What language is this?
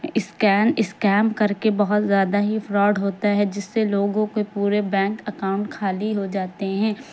Urdu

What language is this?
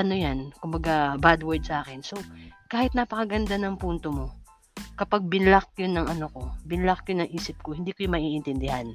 Filipino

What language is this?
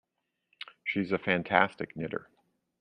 English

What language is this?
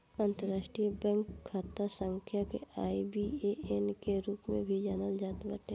Bhojpuri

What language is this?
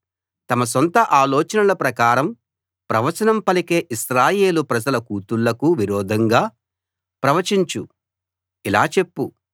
Telugu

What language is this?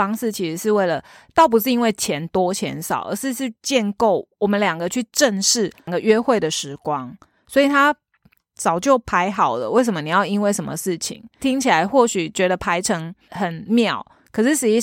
Chinese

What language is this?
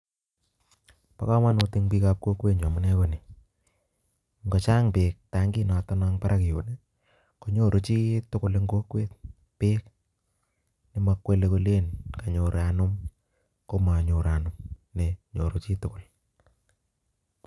Kalenjin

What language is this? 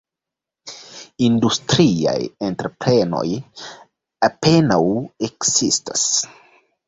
Esperanto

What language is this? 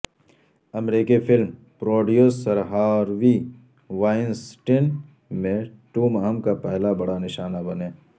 Urdu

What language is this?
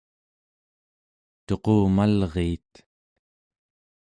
Central Yupik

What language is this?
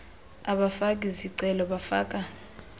Xhosa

